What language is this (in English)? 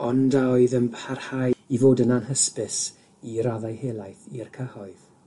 Welsh